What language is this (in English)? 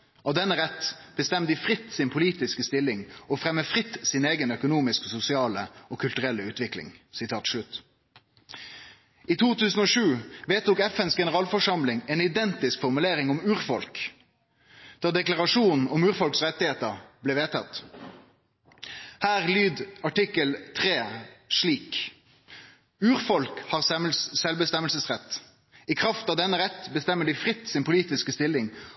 Norwegian Nynorsk